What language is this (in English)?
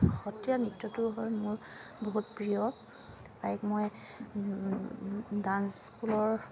Assamese